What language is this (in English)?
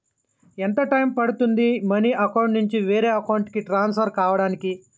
Telugu